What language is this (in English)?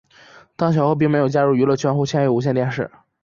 Chinese